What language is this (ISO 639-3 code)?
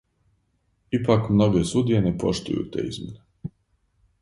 srp